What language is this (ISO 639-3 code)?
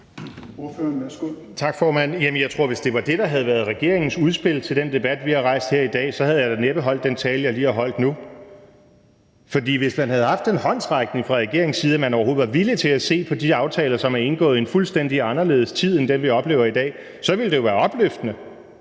dan